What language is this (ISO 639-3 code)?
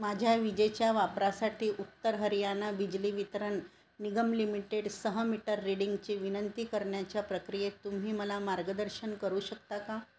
mar